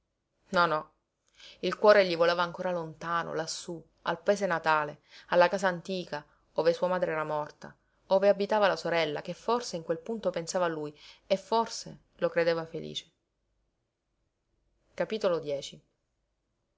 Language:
Italian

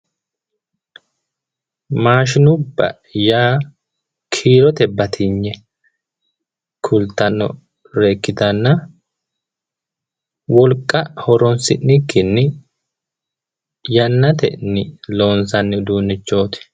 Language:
Sidamo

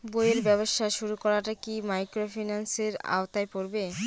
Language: Bangla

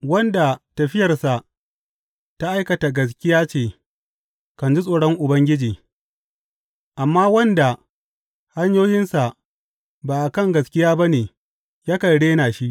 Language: Hausa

